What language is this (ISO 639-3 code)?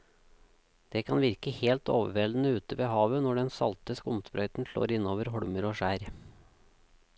nor